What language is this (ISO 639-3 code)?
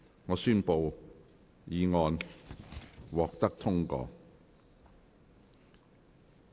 yue